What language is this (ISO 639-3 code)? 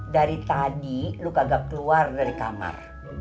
ind